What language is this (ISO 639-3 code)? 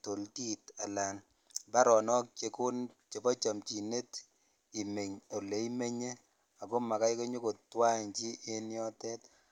kln